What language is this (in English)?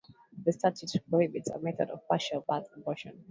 English